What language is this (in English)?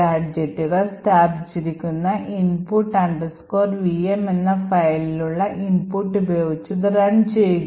Malayalam